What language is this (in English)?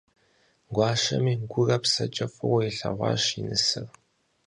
Kabardian